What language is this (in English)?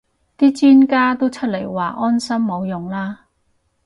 Cantonese